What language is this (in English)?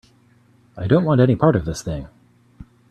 English